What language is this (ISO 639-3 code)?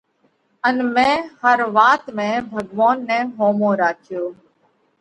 kvx